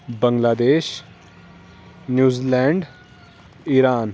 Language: Urdu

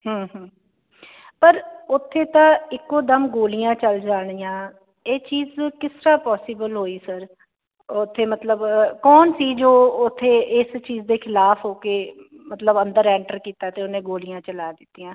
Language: Punjabi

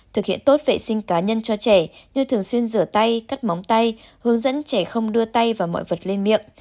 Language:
Vietnamese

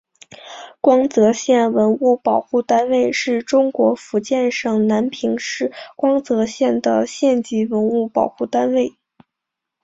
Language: Chinese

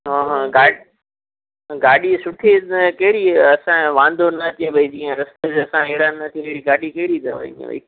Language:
Sindhi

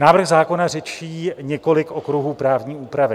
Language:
Czech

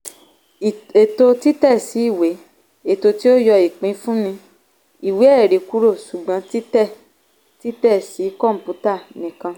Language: Yoruba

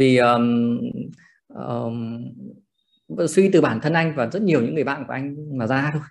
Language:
Vietnamese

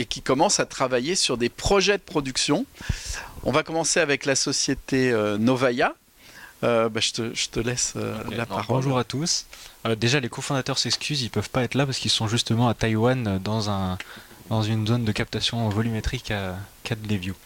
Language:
French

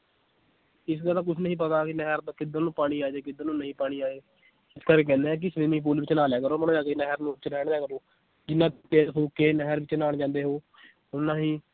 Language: Punjabi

